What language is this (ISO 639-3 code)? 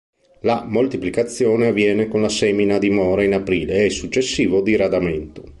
ita